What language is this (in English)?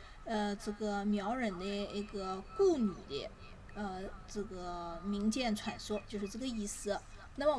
Chinese